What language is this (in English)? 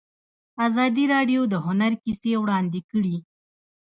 Pashto